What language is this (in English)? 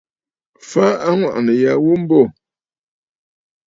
Bafut